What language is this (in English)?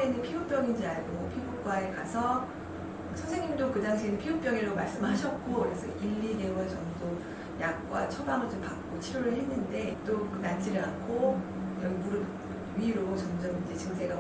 Korean